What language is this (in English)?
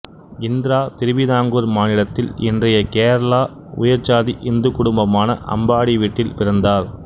Tamil